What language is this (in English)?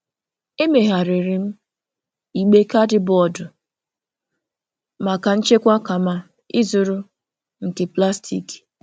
Igbo